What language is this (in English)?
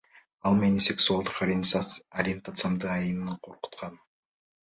Kyrgyz